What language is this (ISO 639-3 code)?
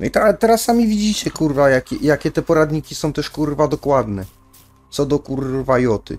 pol